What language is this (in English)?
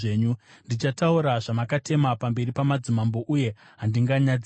Shona